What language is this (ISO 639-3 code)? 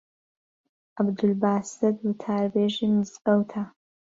ckb